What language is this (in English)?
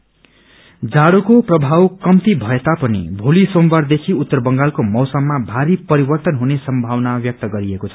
Nepali